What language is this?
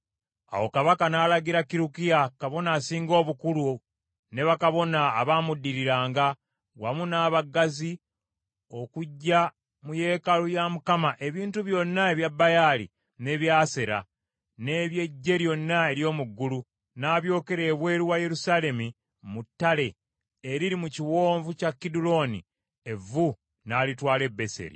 Ganda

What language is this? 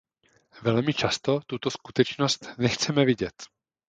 Czech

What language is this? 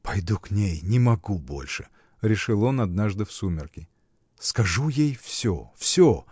Russian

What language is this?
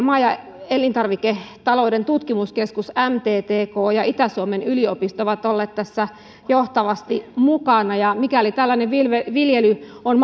Finnish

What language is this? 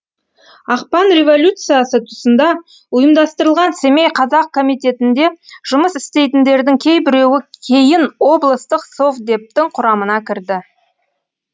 Kazakh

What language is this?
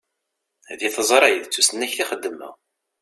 Kabyle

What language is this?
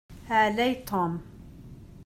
Kabyle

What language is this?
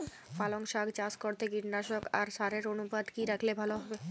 Bangla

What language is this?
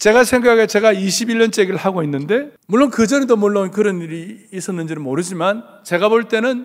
Korean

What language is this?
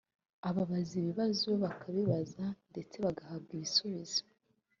Kinyarwanda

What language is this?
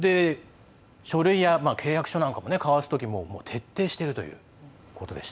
Japanese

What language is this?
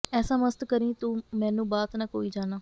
Punjabi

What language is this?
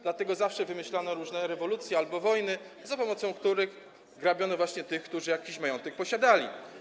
Polish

